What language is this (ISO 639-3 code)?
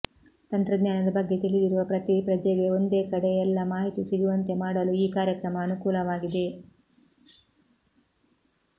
kan